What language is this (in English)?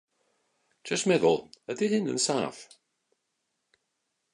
Welsh